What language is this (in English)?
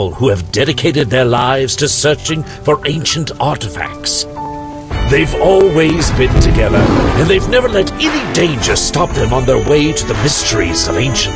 English